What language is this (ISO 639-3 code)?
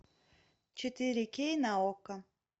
rus